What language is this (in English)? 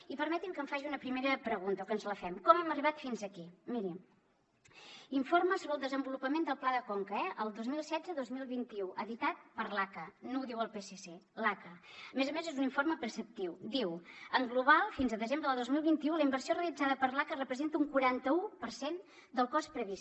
Catalan